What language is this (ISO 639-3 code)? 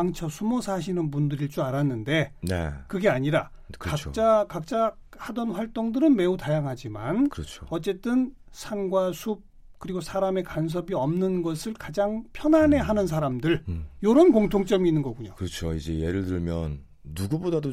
kor